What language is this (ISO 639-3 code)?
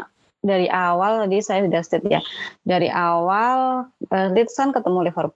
ind